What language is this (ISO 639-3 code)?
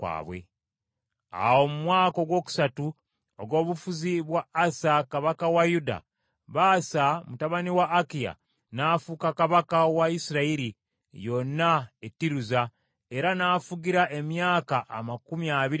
lug